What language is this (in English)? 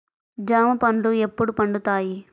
Telugu